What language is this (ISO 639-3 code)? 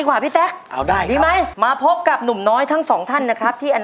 tha